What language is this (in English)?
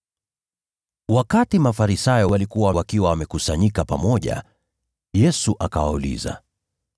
Swahili